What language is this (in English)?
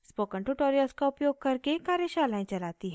Hindi